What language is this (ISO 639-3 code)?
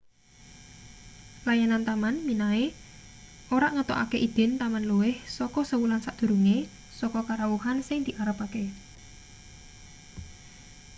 jav